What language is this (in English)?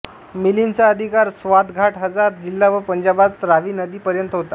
Marathi